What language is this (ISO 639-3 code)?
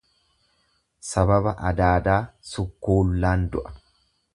orm